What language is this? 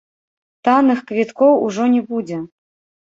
Belarusian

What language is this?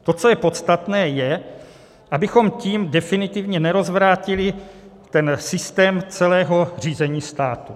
Czech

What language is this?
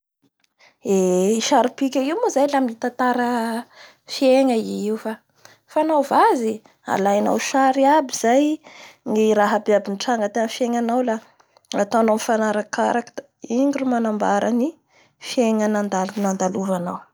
Bara Malagasy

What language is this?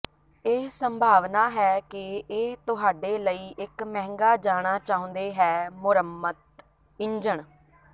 Punjabi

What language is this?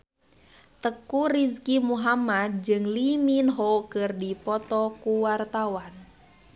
Sundanese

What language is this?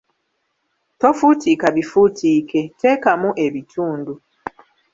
Ganda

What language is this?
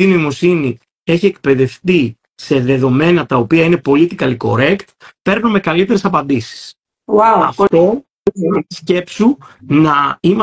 Greek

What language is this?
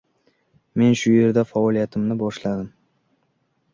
Uzbek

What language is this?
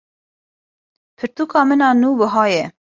Kurdish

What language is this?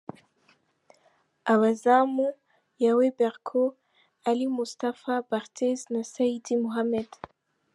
Kinyarwanda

